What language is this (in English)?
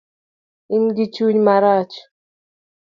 Luo (Kenya and Tanzania)